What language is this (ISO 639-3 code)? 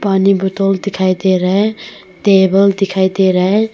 hin